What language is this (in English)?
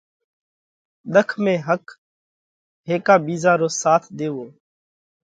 Parkari Koli